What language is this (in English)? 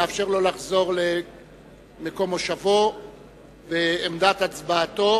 Hebrew